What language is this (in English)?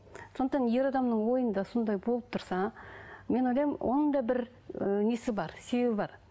Kazakh